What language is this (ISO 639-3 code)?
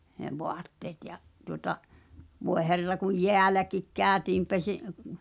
fin